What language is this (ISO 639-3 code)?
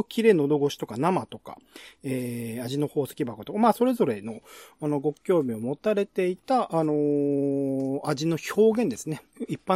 jpn